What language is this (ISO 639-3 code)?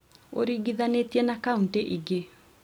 kik